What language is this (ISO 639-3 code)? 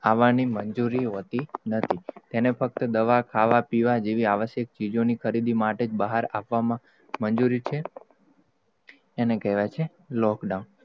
guj